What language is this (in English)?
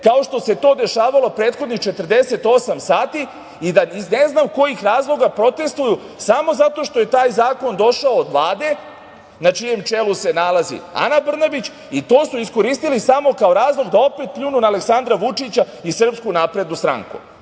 Serbian